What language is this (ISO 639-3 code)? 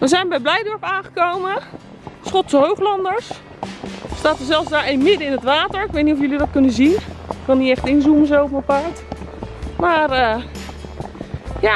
nld